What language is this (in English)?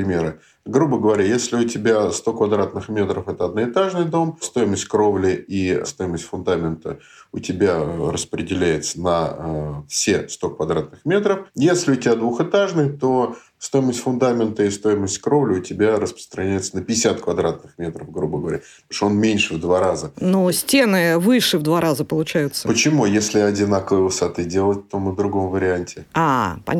Russian